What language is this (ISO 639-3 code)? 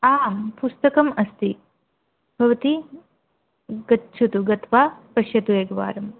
san